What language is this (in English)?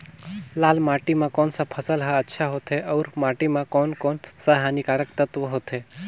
Chhattisgarhi